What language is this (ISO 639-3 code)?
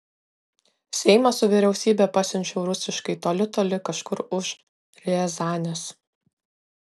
lit